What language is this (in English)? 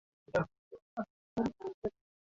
Swahili